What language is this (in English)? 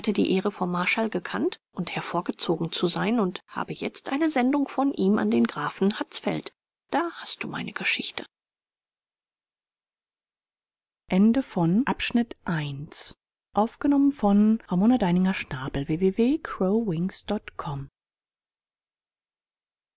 German